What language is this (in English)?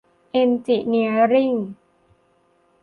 Thai